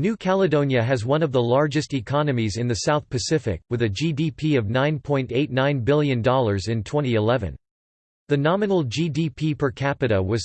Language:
English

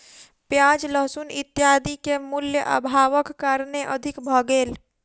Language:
Maithili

